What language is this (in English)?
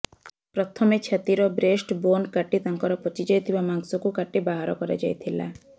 Odia